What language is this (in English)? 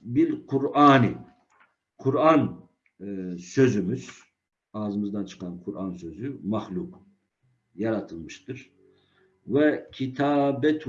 Turkish